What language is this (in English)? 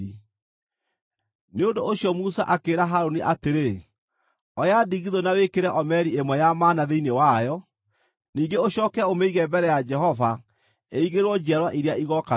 Kikuyu